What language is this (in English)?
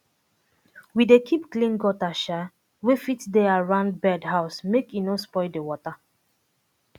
Nigerian Pidgin